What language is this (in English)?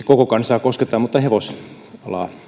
Finnish